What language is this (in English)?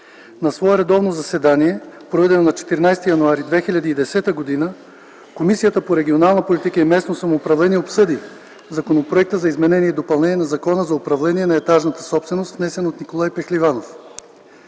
Bulgarian